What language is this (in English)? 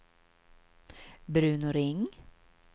Swedish